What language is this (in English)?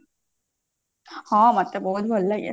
Odia